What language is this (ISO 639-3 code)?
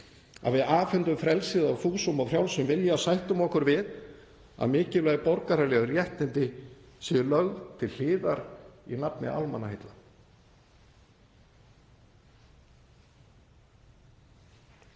isl